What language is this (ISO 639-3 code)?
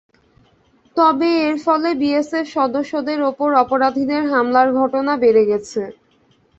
ben